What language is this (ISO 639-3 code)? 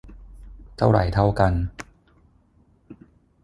tha